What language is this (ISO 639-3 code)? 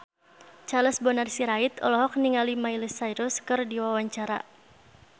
sun